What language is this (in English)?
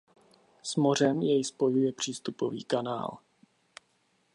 Czech